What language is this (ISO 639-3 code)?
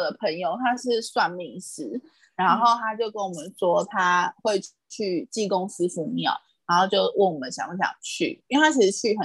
zho